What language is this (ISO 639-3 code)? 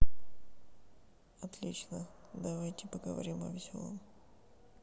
rus